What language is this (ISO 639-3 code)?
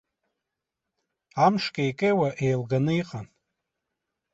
abk